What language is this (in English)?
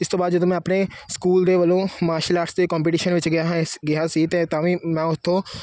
Punjabi